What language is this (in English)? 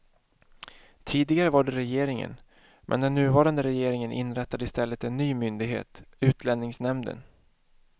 Swedish